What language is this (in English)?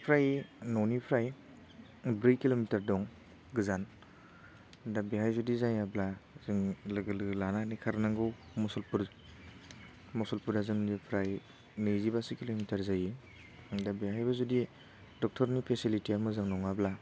Bodo